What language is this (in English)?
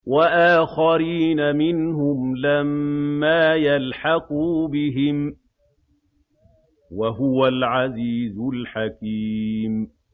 Arabic